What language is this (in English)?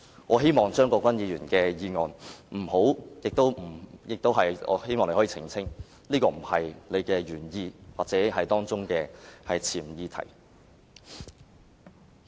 Cantonese